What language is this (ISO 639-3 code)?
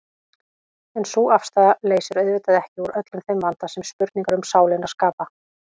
isl